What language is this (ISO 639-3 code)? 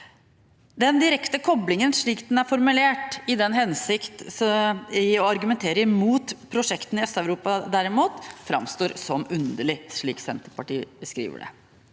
nor